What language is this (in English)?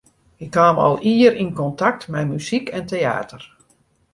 Western Frisian